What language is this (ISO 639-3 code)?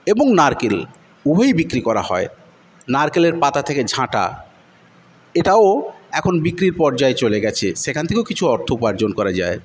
ben